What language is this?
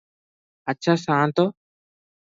Odia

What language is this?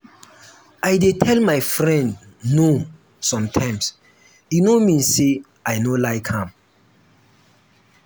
Nigerian Pidgin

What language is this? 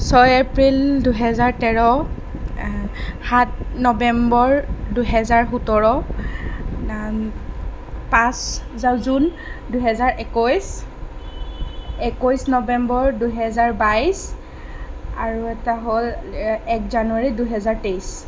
Assamese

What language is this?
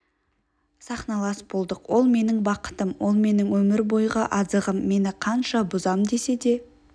Kazakh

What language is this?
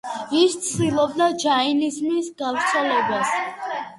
Georgian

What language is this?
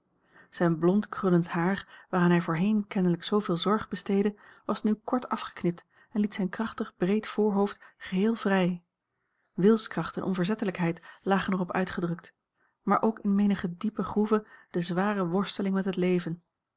Dutch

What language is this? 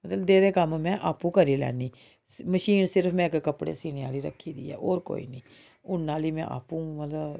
Dogri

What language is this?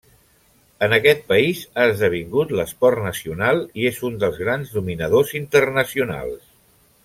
Catalan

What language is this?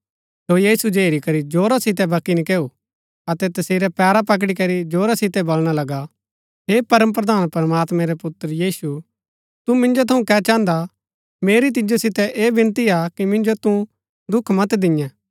Gaddi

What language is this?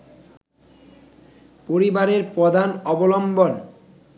Bangla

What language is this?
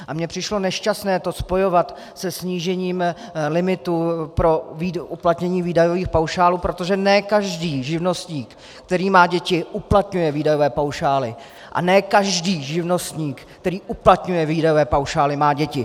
Czech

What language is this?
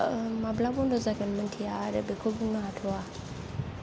Bodo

